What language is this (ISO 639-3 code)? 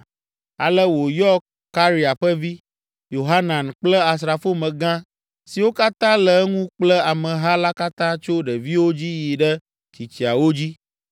ewe